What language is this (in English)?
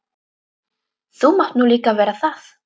Icelandic